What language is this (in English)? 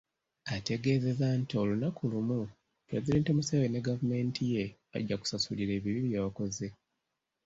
Ganda